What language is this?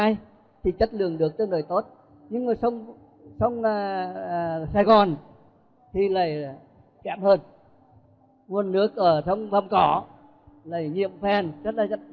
Vietnamese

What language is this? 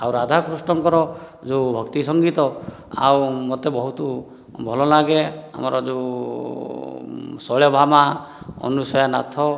Odia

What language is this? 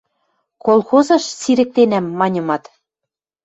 Western Mari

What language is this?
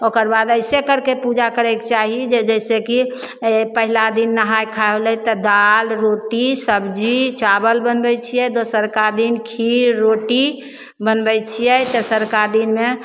Maithili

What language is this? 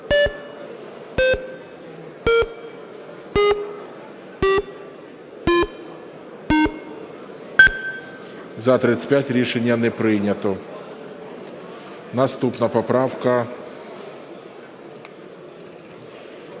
Ukrainian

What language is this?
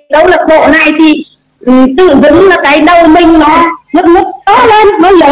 Vietnamese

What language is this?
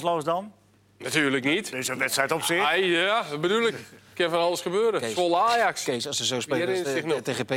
Dutch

